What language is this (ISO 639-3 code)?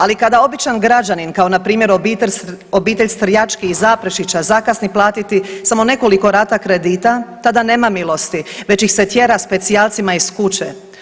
hrv